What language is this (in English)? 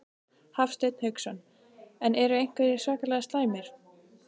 Icelandic